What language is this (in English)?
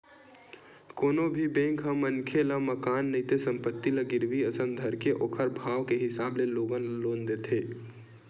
Chhattisgarhi